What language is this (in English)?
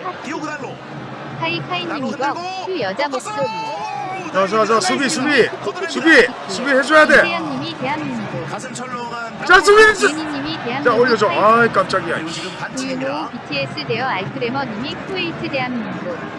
Korean